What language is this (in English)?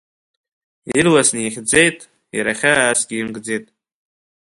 Abkhazian